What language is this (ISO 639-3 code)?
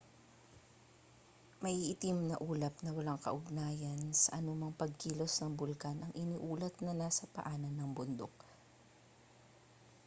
fil